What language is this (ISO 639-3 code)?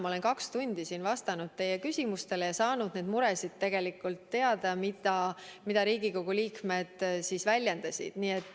est